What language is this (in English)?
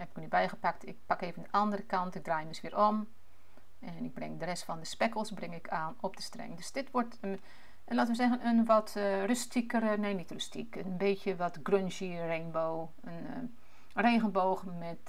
Dutch